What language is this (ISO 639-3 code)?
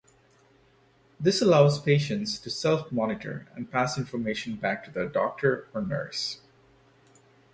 eng